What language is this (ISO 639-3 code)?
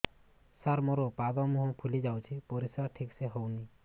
ori